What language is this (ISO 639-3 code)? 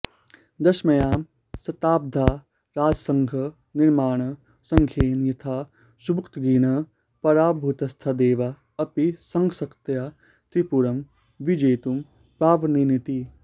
san